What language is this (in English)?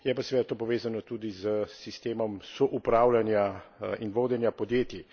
Slovenian